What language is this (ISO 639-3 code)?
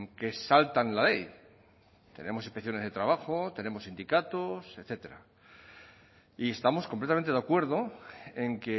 spa